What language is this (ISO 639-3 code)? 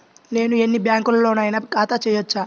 tel